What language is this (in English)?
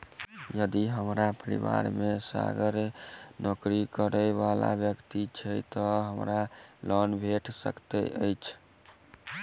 Maithili